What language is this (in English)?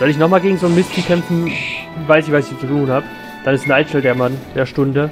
German